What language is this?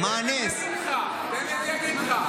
Hebrew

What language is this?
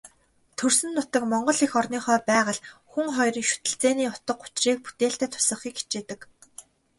Mongolian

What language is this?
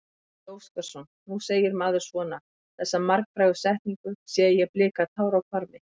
Icelandic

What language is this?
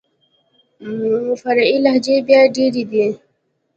Pashto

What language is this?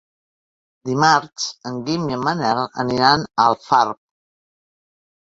Catalan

